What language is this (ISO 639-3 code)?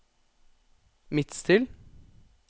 nor